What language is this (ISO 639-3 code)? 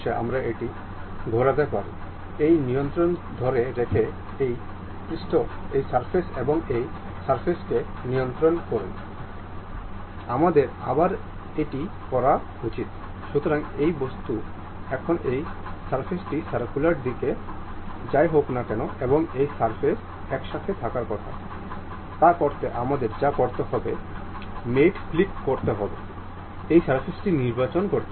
ben